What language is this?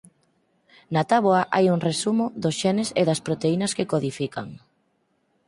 Galician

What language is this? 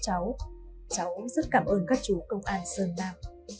Vietnamese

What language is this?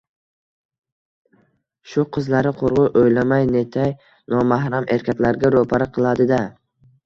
Uzbek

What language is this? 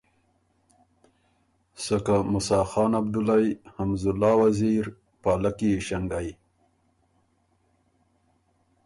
Ormuri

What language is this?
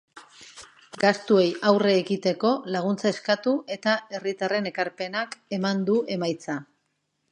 Basque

